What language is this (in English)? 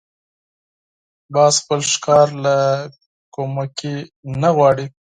Pashto